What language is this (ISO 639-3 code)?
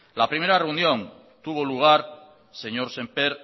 spa